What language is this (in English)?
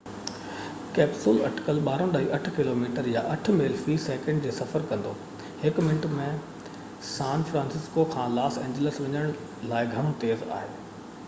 Sindhi